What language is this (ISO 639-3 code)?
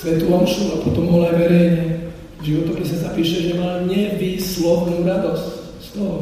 slk